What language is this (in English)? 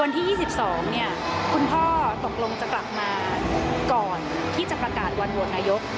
Thai